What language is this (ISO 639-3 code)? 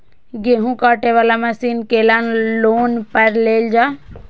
mai